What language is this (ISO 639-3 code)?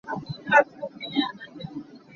cnh